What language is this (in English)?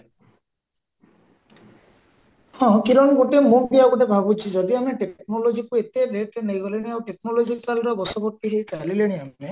Odia